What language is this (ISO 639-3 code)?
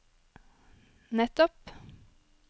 nor